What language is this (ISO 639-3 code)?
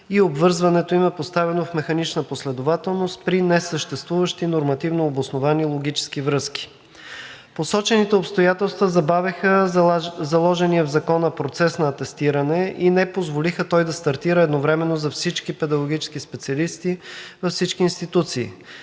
bul